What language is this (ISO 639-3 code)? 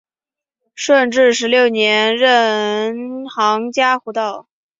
zho